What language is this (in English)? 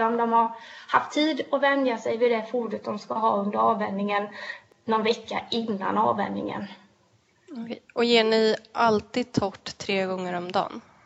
Swedish